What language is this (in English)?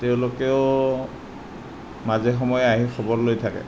Assamese